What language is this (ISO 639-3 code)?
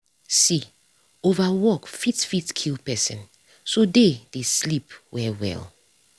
pcm